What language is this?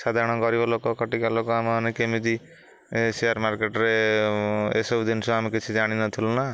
Odia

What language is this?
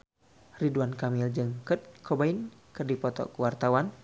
Sundanese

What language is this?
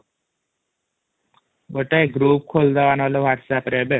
Odia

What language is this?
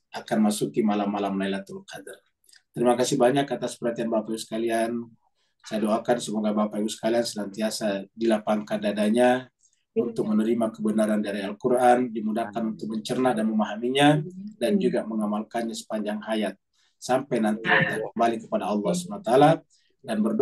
Indonesian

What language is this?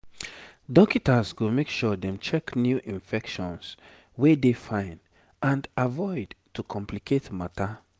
Nigerian Pidgin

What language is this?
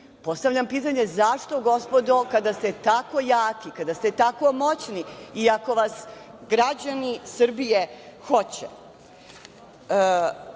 Serbian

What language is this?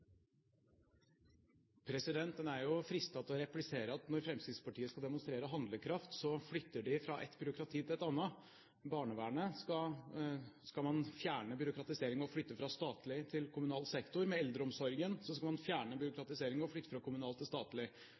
Norwegian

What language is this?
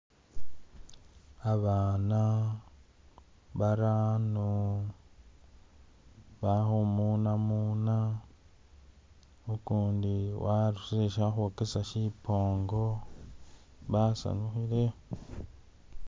Masaaba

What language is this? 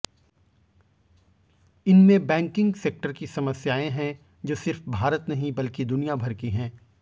Hindi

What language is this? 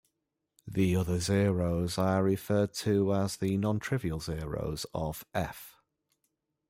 English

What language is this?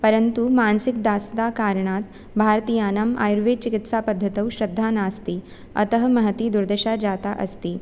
Sanskrit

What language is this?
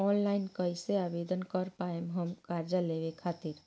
Bhojpuri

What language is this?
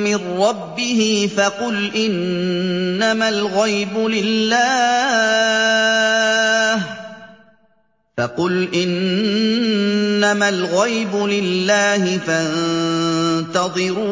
Arabic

